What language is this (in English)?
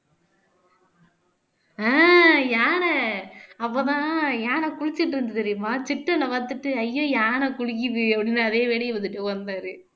Tamil